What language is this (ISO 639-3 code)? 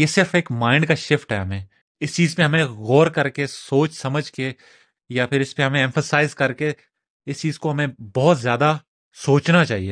urd